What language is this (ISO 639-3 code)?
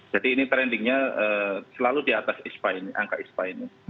ind